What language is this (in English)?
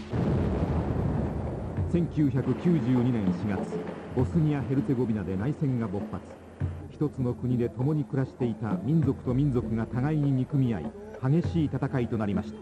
Japanese